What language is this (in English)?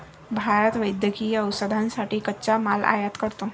Marathi